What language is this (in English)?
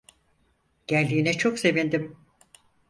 Turkish